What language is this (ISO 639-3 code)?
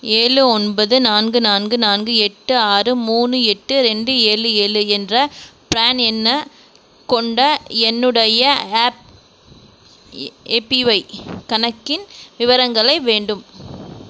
tam